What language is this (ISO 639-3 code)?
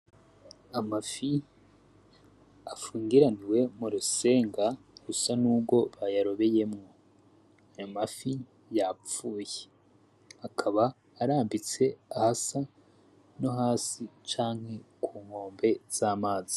run